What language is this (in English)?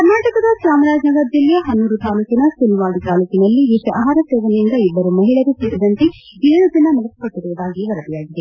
Kannada